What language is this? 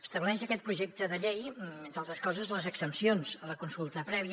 Catalan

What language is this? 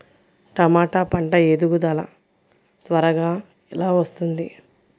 Telugu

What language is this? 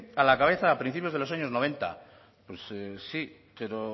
Spanish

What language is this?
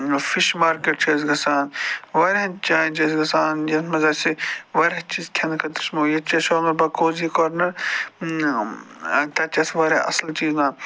Kashmiri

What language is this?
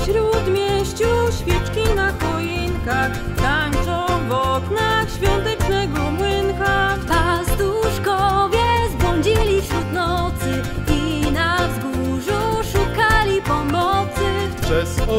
Polish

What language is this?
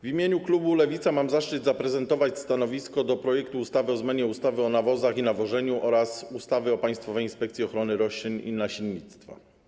Polish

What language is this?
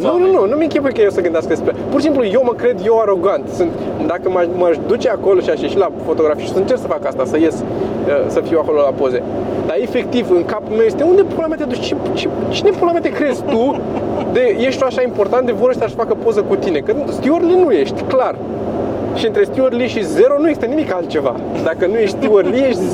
Romanian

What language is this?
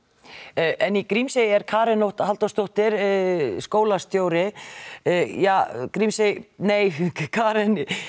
Icelandic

